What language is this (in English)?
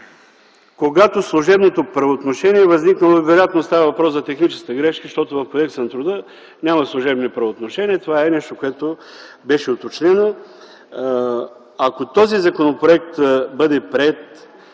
Bulgarian